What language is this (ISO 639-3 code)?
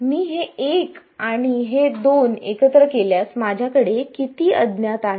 mar